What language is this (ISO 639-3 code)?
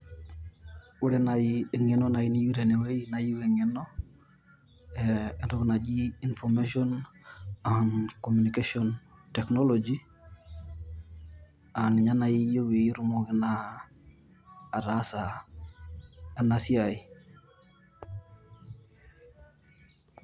mas